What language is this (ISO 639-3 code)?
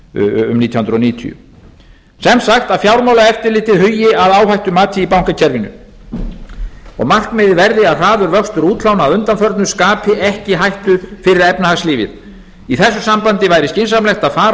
isl